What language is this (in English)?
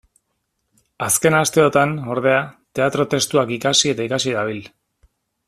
Basque